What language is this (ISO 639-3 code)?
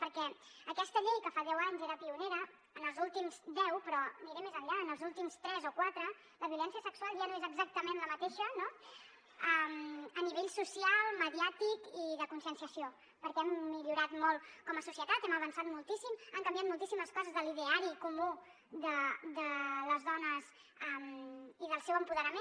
cat